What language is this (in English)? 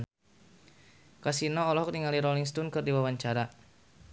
Sundanese